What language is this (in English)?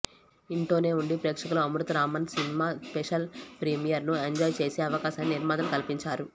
Telugu